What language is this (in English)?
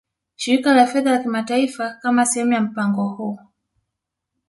Swahili